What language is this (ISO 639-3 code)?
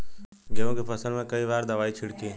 bho